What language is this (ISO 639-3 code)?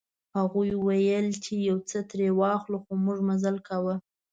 pus